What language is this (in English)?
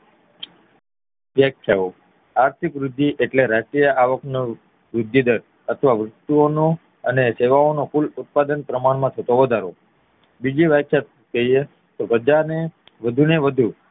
Gujarati